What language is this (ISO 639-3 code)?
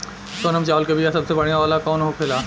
bho